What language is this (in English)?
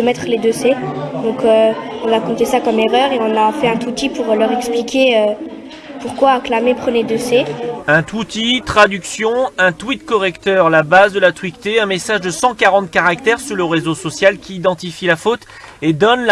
French